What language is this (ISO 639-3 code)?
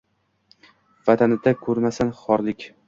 uzb